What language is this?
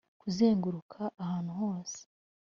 Kinyarwanda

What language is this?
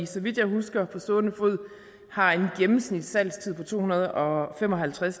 Danish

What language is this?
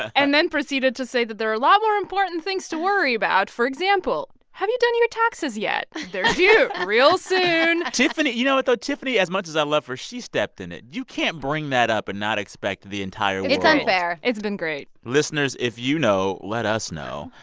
English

